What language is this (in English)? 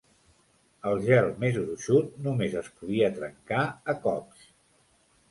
Catalan